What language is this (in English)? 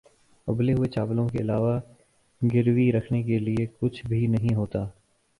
Urdu